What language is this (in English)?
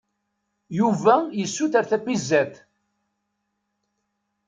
Kabyle